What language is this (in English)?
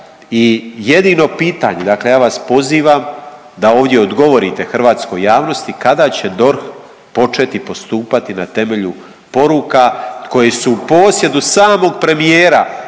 Croatian